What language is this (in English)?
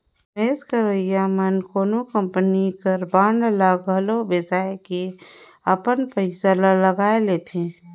Chhattisgarhi